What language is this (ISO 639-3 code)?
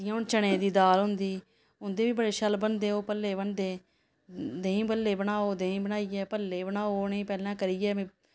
doi